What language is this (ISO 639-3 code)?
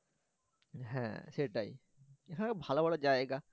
ben